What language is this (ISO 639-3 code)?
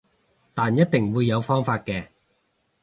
yue